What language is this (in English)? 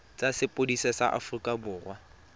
Tswana